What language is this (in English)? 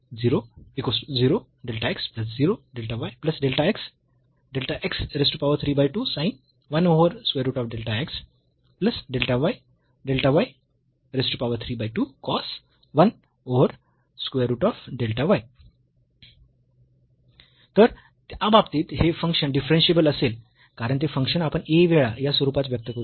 Marathi